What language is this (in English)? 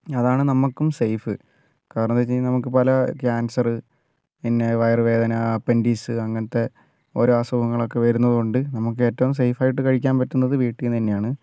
Malayalam